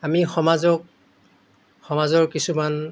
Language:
Assamese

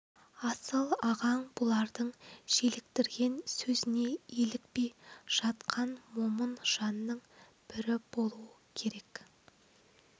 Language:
Kazakh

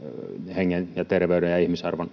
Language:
Finnish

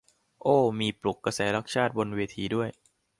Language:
Thai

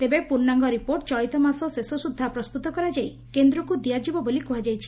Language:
Odia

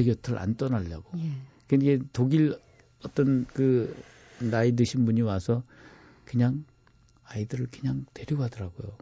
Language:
Korean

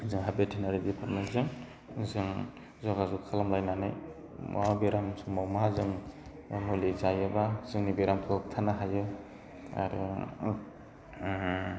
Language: Bodo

